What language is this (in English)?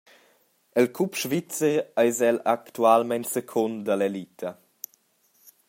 Romansh